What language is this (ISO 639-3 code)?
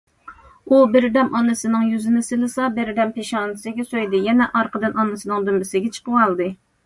uig